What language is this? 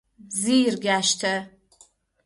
Persian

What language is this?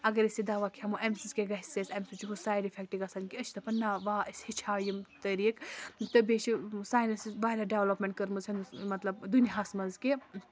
Kashmiri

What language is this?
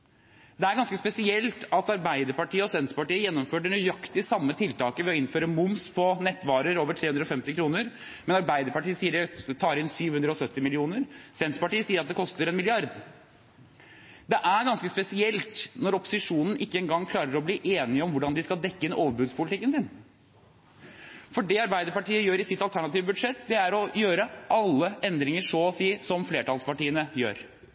Norwegian Bokmål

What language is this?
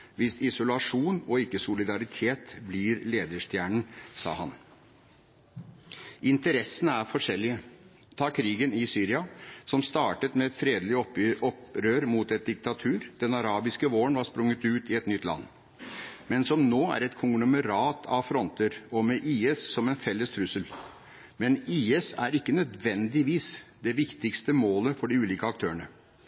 Norwegian Bokmål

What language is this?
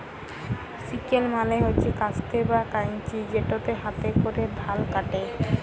Bangla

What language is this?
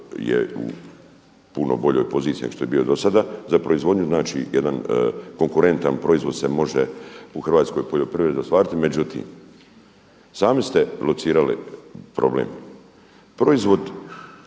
Croatian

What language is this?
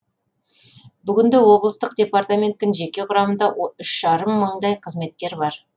Kazakh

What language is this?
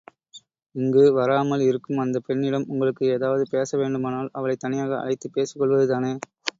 Tamil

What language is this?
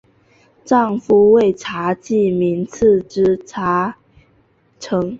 Chinese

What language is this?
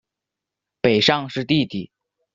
Chinese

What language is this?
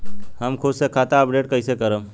Bhojpuri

